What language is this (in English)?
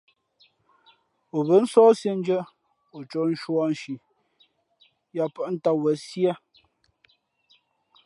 Fe'fe'